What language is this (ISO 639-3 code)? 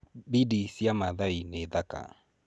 kik